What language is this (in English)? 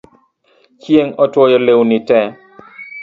Luo (Kenya and Tanzania)